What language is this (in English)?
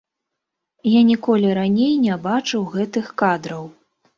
Belarusian